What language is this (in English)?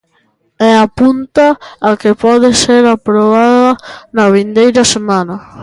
Galician